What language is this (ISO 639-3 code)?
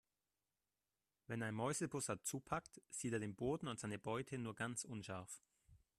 deu